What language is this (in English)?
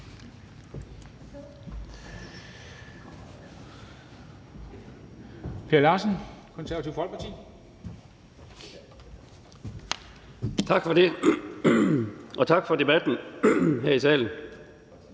Danish